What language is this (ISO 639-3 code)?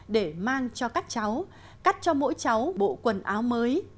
vie